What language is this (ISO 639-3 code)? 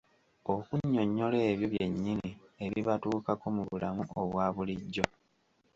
lug